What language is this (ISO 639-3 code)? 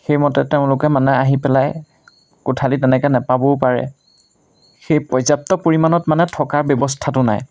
asm